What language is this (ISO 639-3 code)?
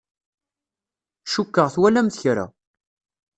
kab